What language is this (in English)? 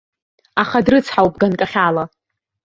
Abkhazian